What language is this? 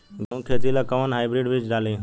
Bhojpuri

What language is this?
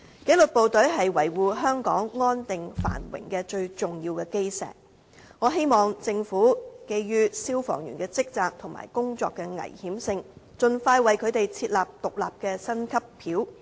Cantonese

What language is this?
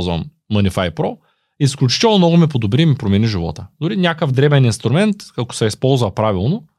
Bulgarian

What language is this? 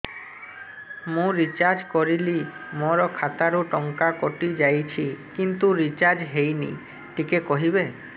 Odia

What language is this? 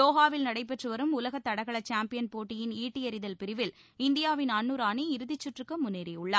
Tamil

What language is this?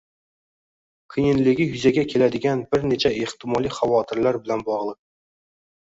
Uzbek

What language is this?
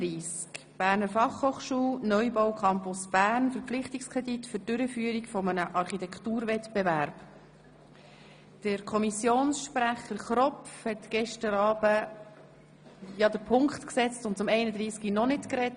Swiss German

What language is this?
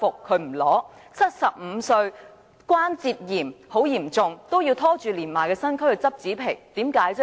Cantonese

